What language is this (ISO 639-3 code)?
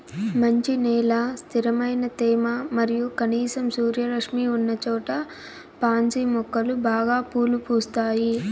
tel